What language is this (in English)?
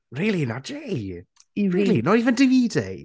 English